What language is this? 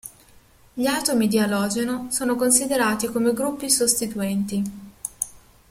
Italian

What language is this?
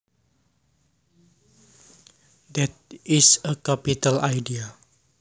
Javanese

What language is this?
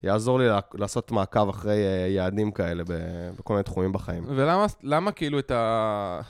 Hebrew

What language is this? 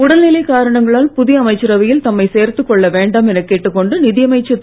Tamil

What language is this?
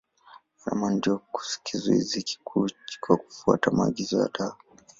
Swahili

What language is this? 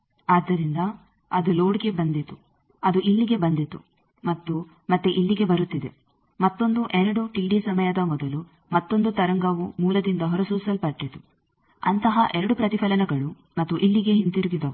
Kannada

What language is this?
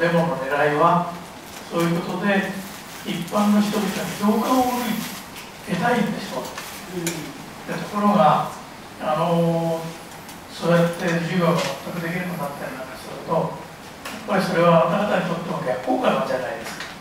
Japanese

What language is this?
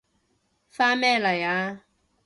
Cantonese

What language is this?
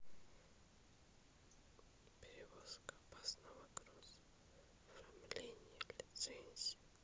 Russian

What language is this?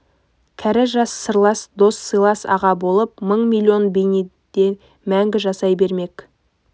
Kazakh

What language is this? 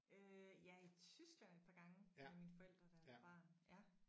Danish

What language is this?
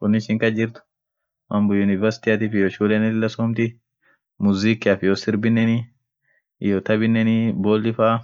Orma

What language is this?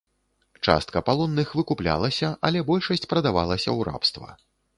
Belarusian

